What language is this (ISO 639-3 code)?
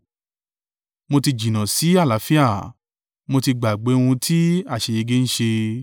yor